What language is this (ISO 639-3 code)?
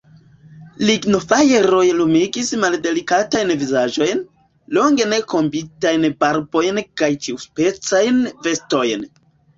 epo